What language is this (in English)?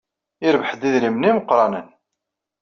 Kabyle